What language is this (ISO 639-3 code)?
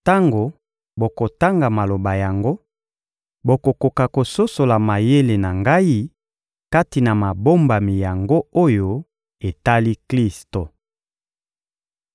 lin